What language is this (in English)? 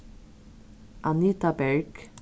Faroese